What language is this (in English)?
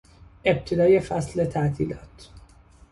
Persian